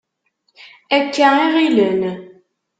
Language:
Kabyle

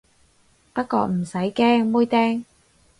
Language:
Cantonese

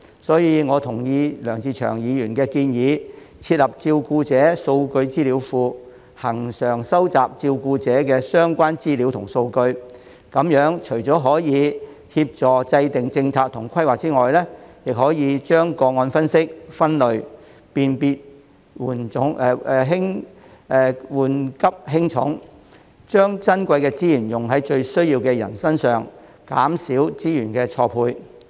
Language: Cantonese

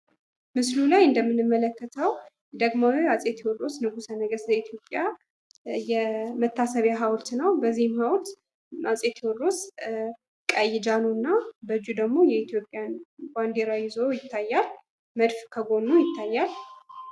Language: Amharic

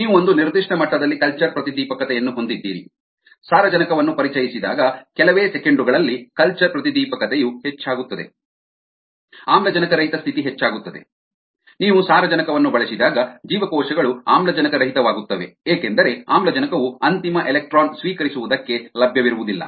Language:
Kannada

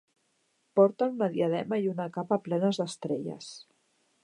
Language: Catalan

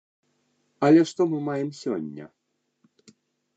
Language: Belarusian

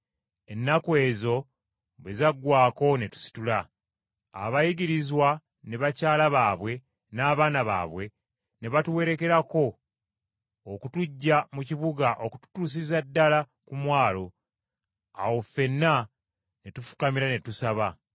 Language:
Ganda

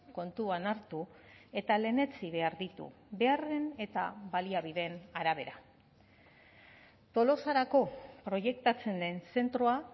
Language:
Basque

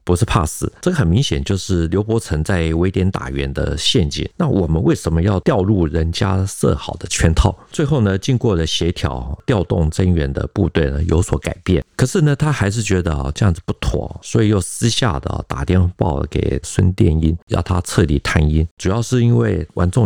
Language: Chinese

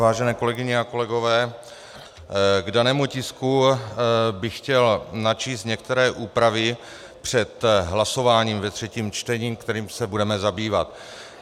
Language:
Czech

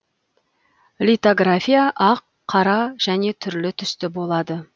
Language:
Kazakh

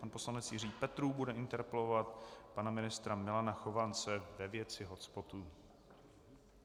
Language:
Czech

